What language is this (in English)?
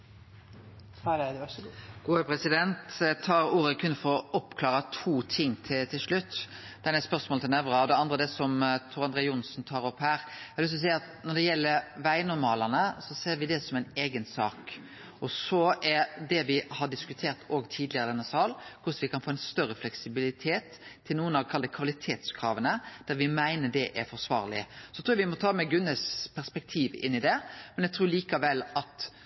Norwegian Nynorsk